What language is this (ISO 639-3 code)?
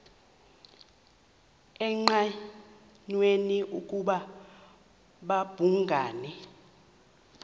xho